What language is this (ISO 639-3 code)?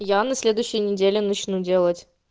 rus